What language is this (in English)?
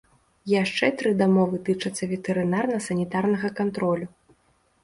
Belarusian